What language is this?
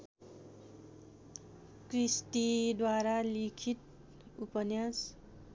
Nepali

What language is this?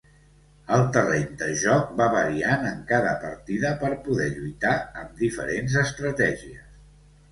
Catalan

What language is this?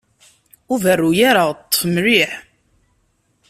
Kabyle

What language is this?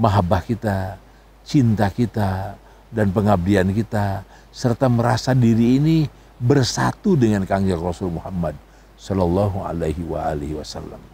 Indonesian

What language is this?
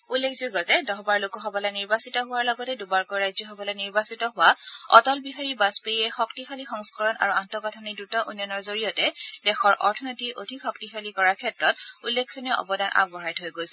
Assamese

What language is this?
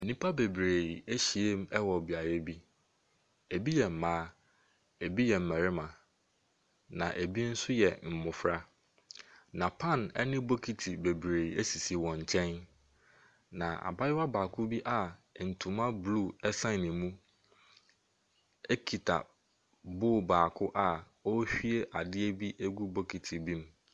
Akan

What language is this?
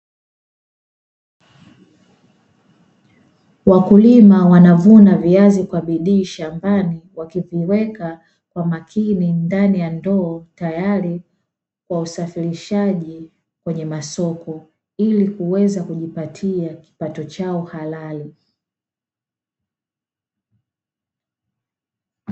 Swahili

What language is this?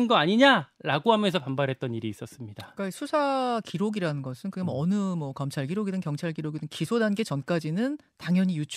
Korean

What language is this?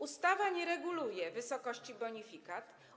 Polish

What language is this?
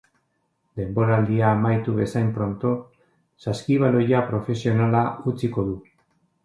Basque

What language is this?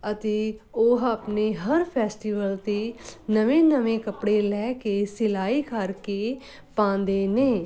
Punjabi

